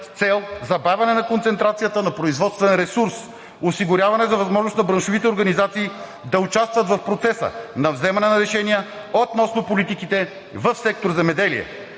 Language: Bulgarian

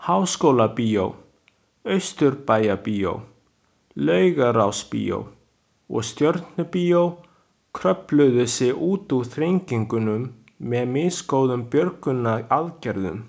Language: Icelandic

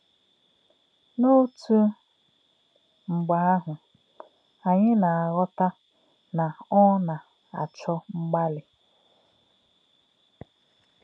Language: Igbo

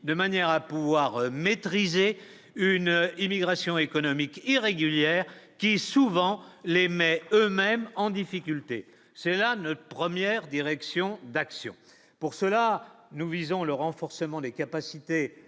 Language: French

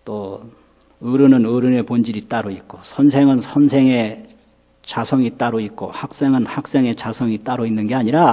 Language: Korean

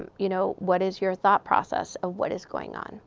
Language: English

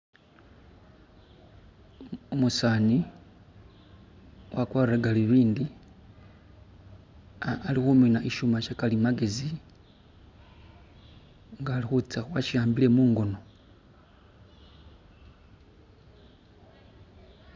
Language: Masaaba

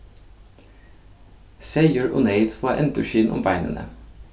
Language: Faroese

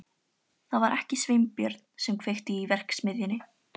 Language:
Icelandic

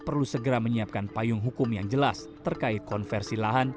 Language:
Indonesian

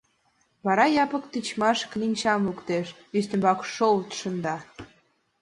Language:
Mari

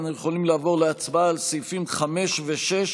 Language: Hebrew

